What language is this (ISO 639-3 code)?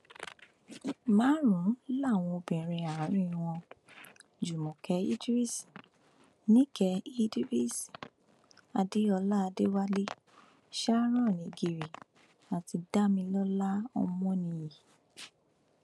yor